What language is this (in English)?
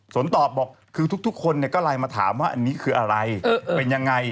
Thai